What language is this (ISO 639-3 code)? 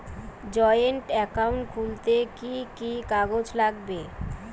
ben